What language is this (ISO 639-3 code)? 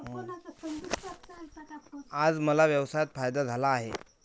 mar